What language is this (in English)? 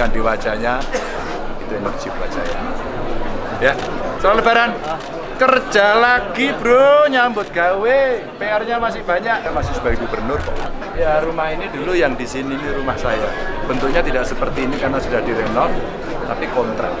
Indonesian